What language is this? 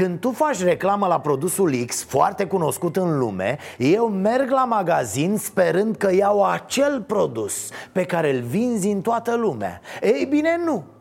Romanian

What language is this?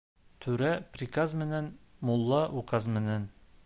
Bashkir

